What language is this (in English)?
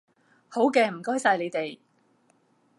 Cantonese